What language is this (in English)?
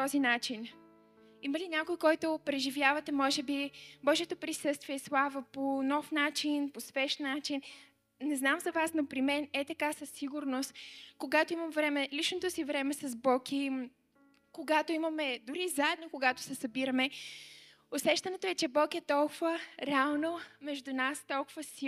Bulgarian